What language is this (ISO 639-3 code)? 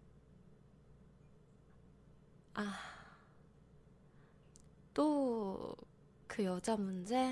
kor